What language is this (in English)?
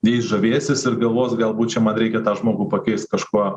Lithuanian